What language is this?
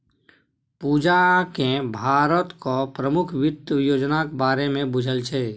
Maithili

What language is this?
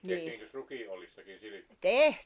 Finnish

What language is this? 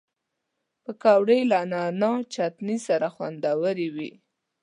Pashto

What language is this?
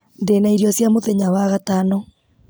Kikuyu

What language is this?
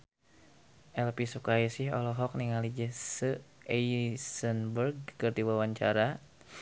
Sundanese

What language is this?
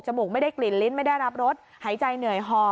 Thai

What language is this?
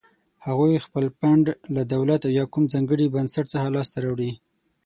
Pashto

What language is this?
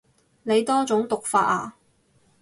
Cantonese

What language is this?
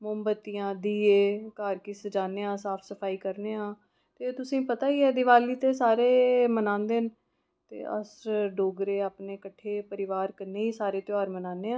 Dogri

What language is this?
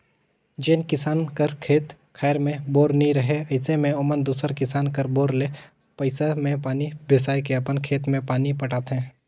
Chhattisgarhi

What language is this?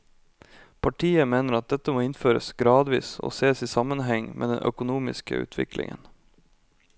Norwegian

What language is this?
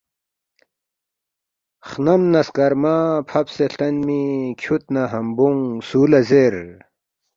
Balti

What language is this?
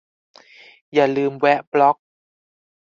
Thai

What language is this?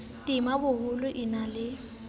Southern Sotho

